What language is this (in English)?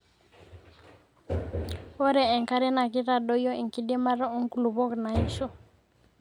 Masai